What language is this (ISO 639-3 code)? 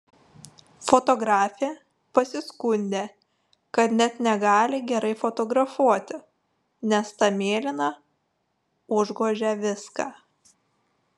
lit